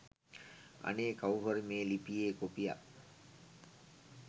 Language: Sinhala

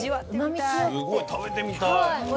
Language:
Japanese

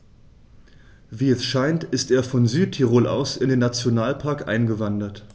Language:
German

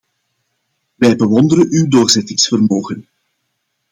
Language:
Dutch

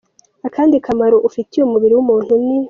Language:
Kinyarwanda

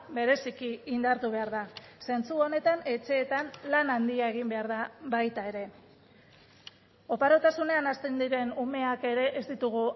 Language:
Basque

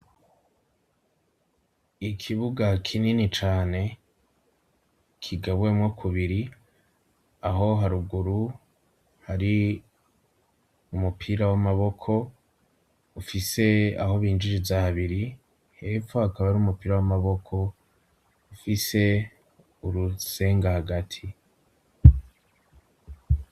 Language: Rundi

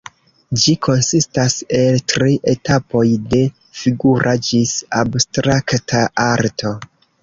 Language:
Esperanto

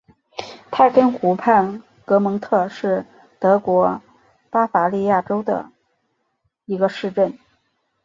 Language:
Chinese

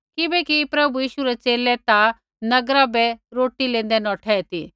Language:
Kullu Pahari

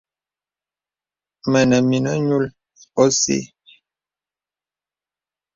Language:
Bebele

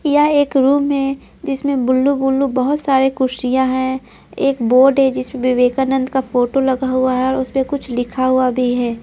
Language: Hindi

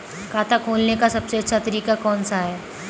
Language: Hindi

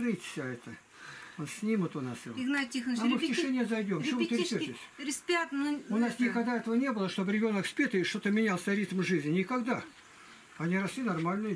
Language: Russian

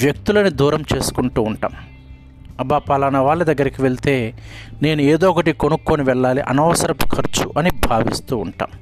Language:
Telugu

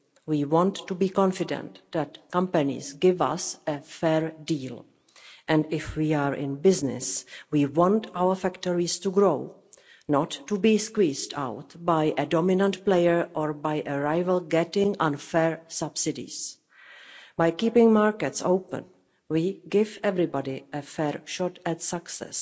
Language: English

